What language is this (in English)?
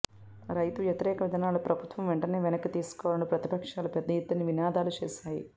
Telugu